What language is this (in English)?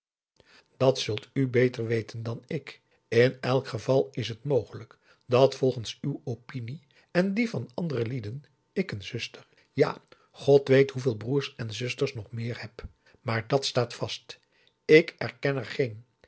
Dutch